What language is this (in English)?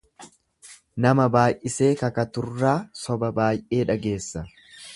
Oromo